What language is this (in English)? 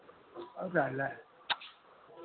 Maithili